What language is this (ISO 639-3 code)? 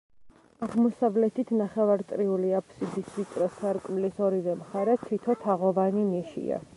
kat